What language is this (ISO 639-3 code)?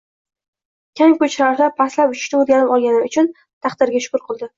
uzb